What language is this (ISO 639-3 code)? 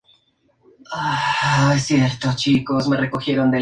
spa